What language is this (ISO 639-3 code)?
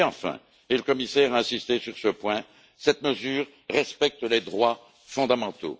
fra